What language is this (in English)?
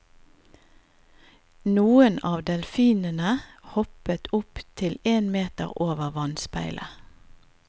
Norwegian